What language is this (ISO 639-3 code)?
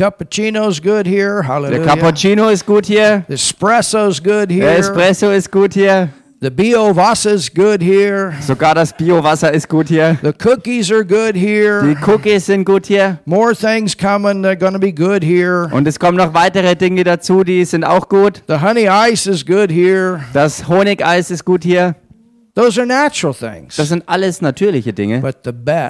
deu